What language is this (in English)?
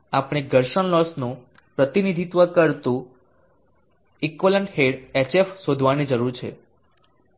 Gujarati